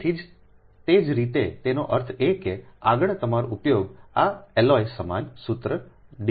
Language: Gujarati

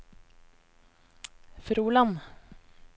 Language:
Norwegian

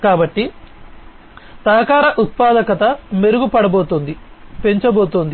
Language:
Telugu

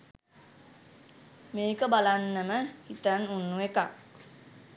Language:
Sinhala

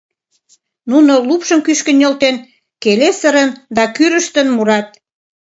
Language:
Mari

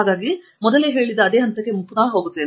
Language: Kannada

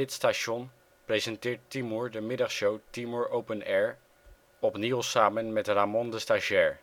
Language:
Dutch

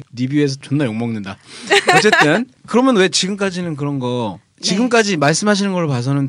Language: Korean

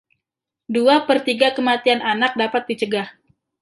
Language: Indonesian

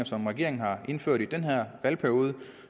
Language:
Danish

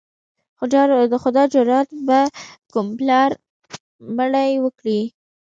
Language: Pashto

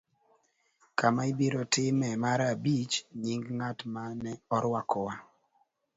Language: Luo (Kenya and Tanzania)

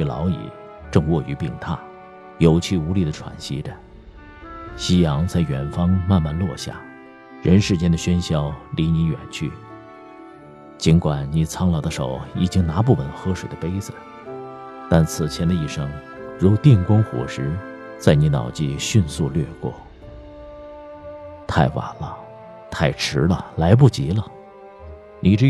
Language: Chinese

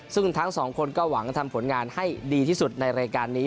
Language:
Thai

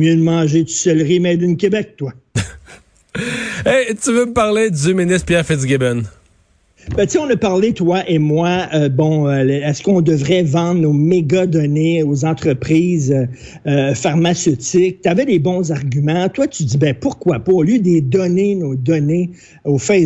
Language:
French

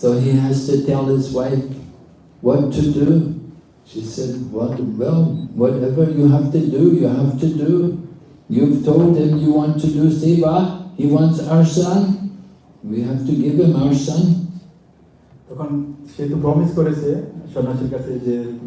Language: English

